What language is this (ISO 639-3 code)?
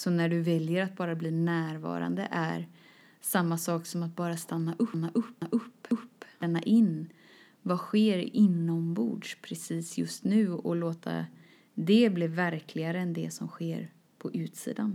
swe